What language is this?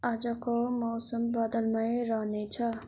Nepali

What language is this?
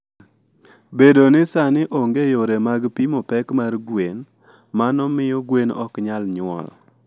Luo (Kenya and Tanzania)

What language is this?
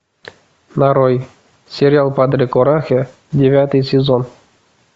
Russian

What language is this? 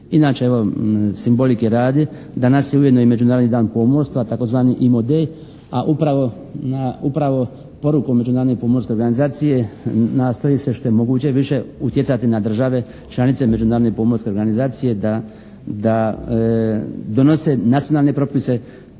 Croatian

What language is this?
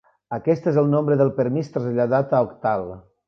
Catalan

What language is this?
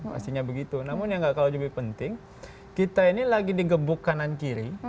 Indonesian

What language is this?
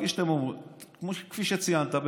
Hebrew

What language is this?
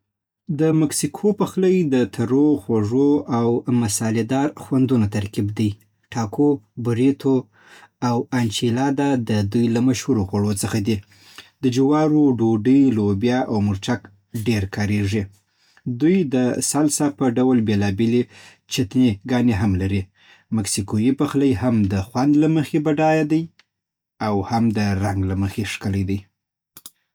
Southern Pashto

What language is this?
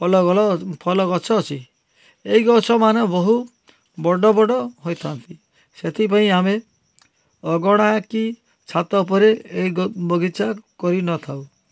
Odia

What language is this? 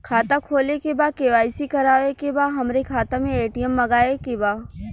Bhojpuri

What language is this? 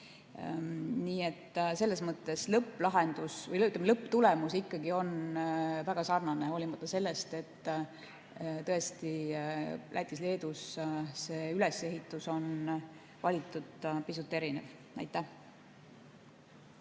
Estonian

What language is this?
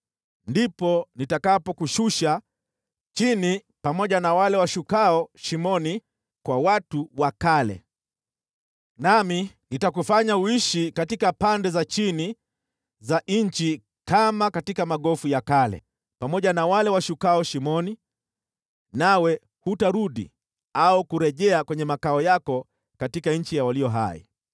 Swahili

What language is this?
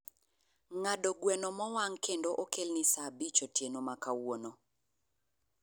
Luo (Kenya and Tanzania)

